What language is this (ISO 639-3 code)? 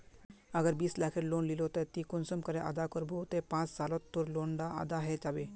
mag